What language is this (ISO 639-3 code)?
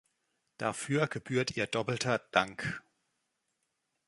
deu